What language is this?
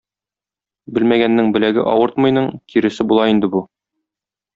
Tatar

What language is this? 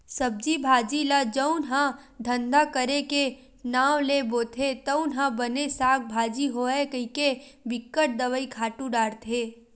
Chhattisgarhi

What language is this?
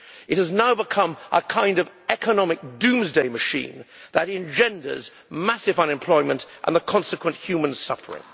English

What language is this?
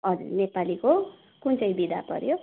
Nepali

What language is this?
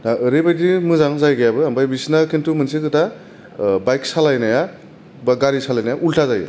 Bodo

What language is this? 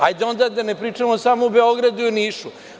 Serbian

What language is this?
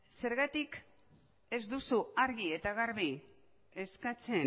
Basque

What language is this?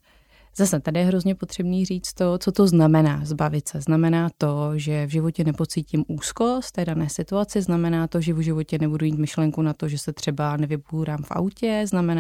Czech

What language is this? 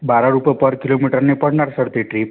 Marathi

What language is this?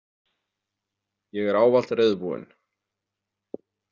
Icelandic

